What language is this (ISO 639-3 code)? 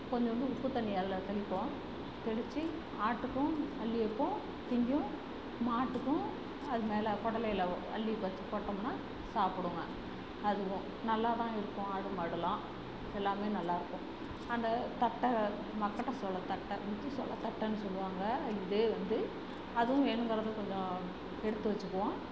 tam